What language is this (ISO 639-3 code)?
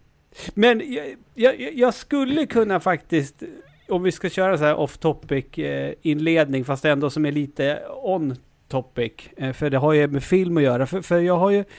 swe